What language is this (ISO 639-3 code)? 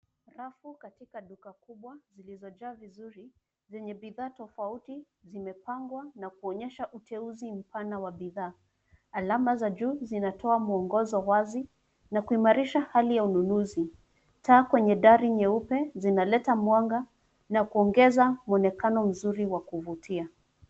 swa